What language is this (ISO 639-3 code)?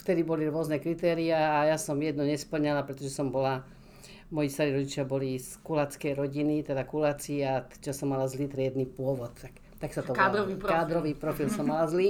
slk